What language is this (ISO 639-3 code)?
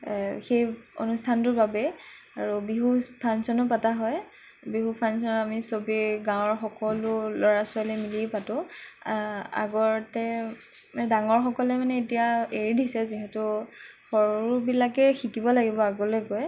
asm